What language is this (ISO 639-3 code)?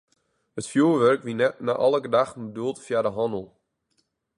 fry